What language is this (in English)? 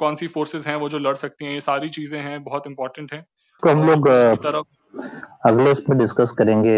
Hindi